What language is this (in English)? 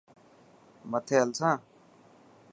Dhatki